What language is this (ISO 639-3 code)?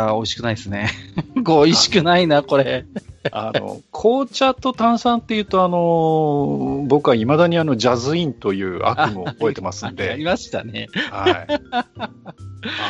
jpn